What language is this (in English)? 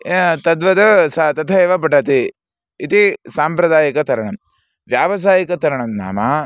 Sanskrit